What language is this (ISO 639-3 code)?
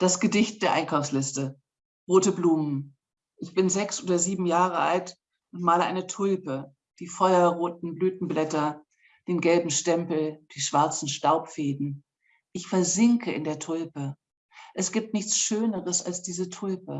deu